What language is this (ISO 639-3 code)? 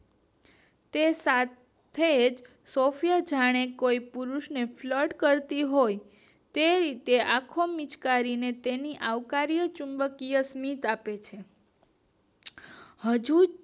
guj